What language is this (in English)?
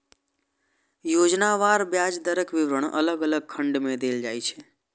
Maithili